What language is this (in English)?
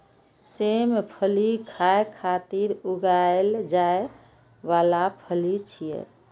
Maithili